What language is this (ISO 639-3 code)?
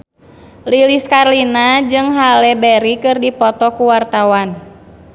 sun